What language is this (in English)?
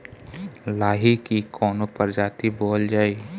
Bhojpuri